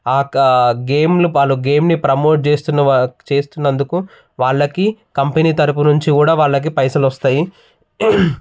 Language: Telugu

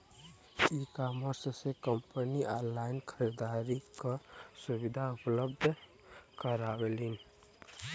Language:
Bhojpuri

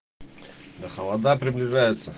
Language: Russian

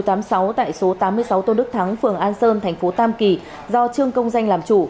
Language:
Vietnamese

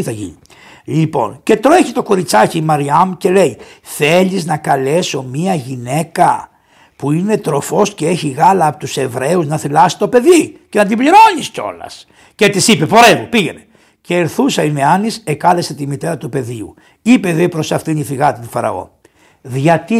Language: Greek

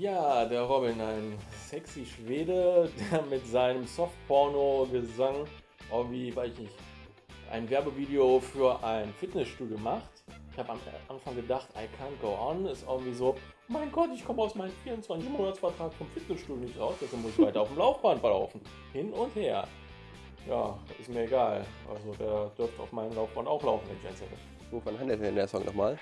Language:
German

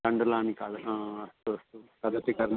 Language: Sanskrit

